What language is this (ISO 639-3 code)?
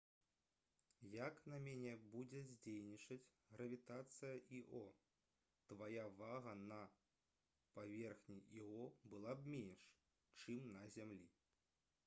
bel